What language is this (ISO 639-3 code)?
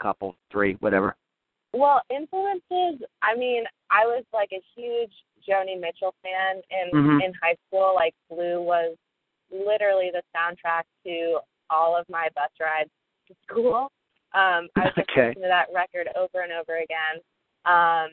eng